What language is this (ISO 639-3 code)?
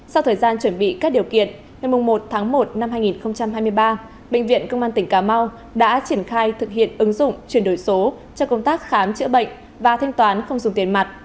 vie